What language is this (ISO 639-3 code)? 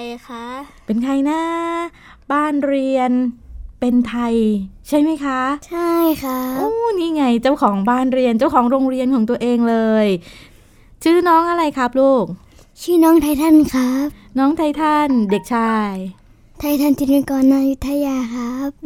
tha